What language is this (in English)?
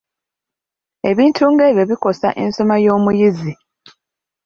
Ganda